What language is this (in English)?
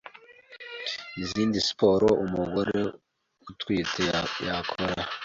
Kinyarwanda